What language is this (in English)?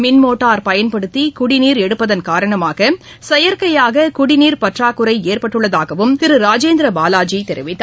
Tamil